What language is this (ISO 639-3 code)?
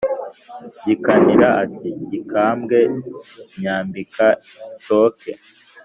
kin